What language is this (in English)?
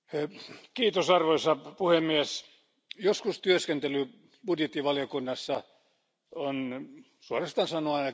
Finnish